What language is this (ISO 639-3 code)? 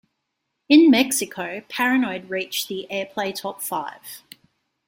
eng